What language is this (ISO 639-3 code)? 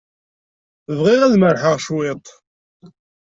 kab